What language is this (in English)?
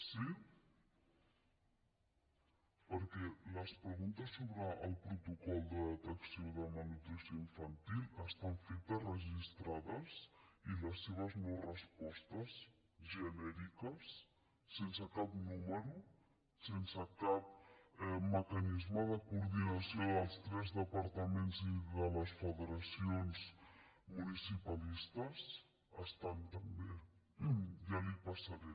Catalan